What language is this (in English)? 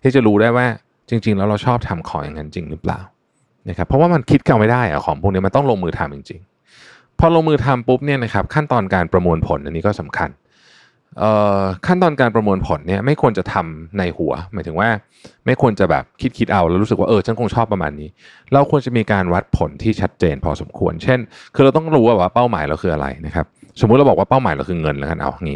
Thai